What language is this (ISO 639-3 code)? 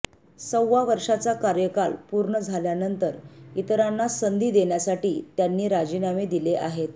mar